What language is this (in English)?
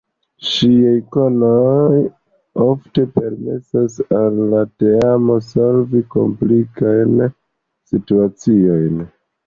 Esperanto